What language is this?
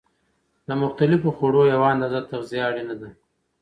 Pashto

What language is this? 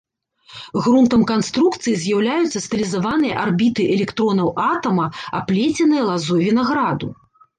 Belarusian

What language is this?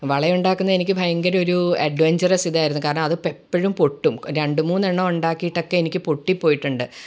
Malayalam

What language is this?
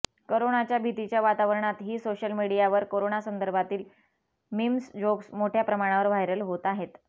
Marathi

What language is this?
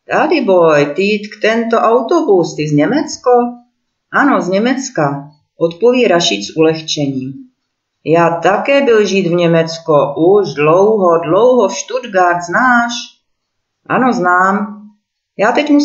Czech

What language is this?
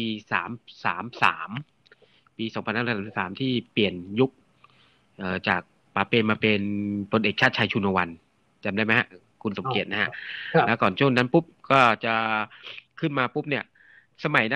Thai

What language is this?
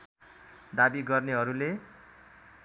Nepali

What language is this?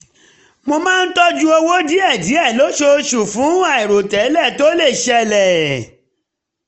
Yoruba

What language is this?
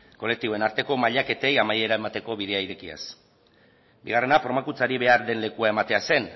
Basque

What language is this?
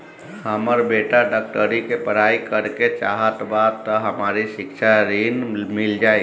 Bhojpuri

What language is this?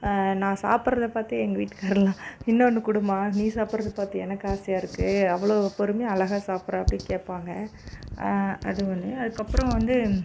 Tamil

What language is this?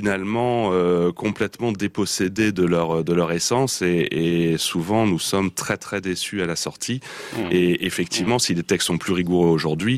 French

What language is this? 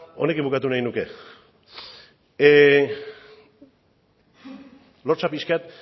Basque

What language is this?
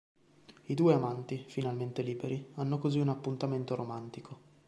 Italian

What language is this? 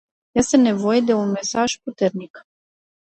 Romanian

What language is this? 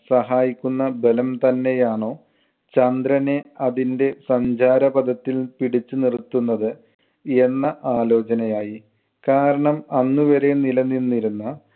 Malayalam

